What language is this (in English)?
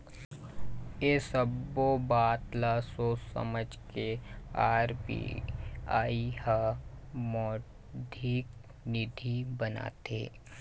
Chhattisgarhi